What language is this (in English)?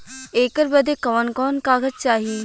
Bhojpuri